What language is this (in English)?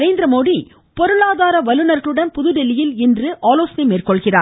Tamil